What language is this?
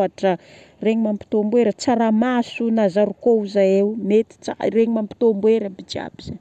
Northern Betsimisaraka Malagasy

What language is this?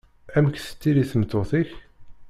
Kabyle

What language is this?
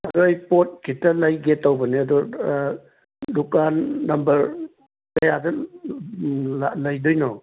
Manipuri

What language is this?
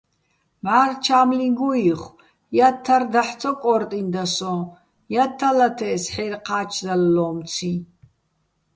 Bats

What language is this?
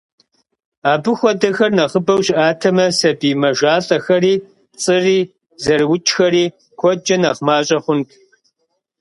Kabardian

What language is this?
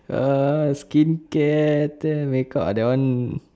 English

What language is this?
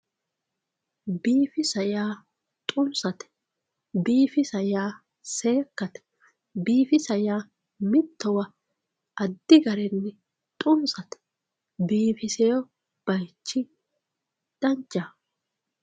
Sidamo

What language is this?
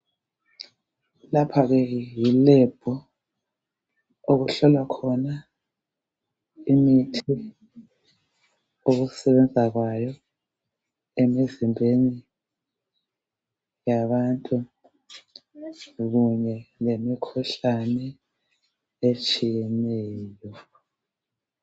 North Ndebele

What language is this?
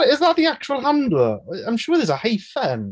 English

